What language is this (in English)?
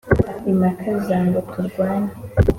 Kinyarwanda